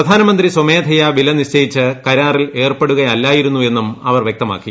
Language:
Malayalam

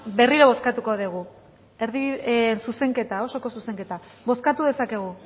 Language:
Basque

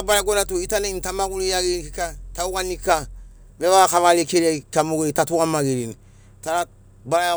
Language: Sinaugoro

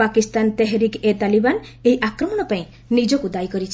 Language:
Odia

